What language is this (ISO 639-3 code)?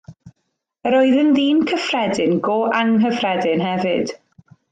cym